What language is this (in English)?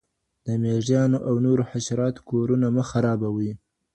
Pashto